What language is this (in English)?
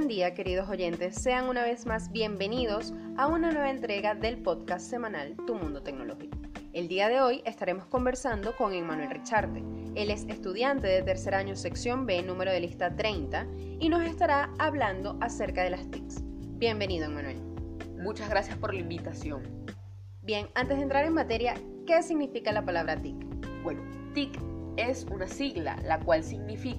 Spanish